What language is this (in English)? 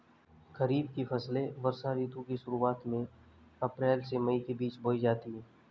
Hindi